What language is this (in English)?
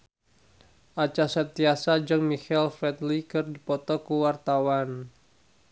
Sundanese